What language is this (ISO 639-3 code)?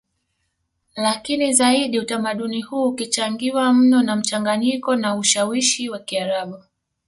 swa